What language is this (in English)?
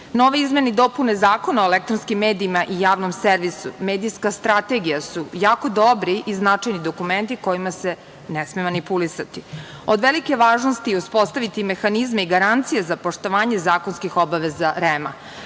Serbian